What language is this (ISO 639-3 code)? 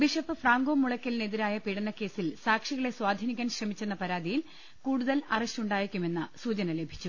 mal